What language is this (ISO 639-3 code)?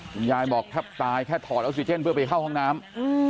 tha